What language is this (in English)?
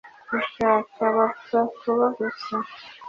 Kinyarwanda